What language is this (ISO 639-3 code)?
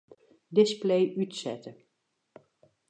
fry